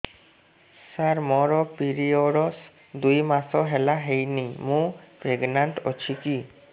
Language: Odia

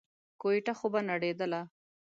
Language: Pashto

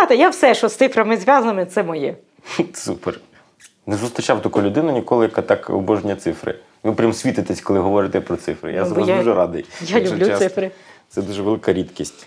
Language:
Ukrainian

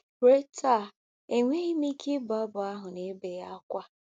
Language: Igbo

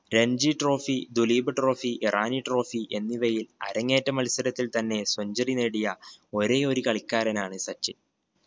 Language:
Malayalam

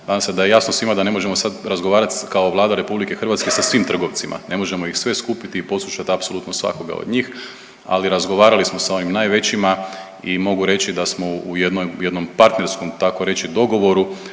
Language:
Croatian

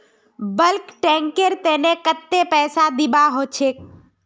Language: Magahi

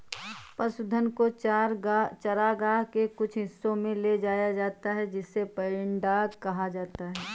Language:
Hindi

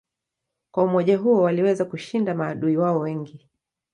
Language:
Swahili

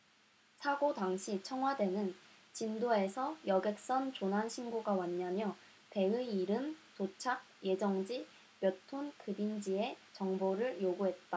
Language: Korean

